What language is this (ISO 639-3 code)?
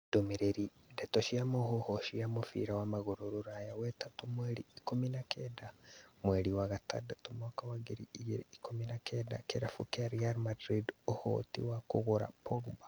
kik